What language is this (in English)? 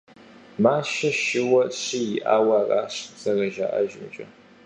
Kabardian